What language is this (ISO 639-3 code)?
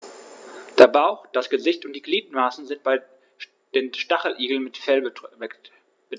deu